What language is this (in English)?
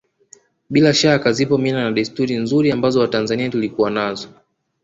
Swahili